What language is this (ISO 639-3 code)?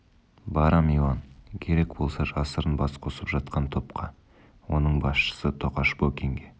kaz